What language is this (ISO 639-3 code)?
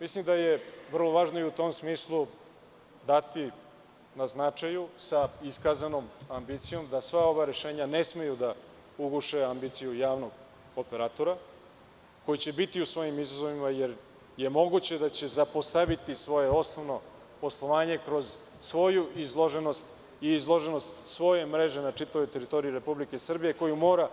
srp